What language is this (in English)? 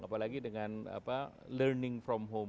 Indonesian